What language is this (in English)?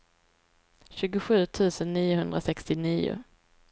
Swedish